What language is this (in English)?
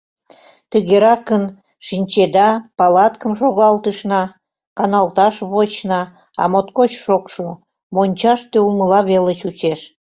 Mari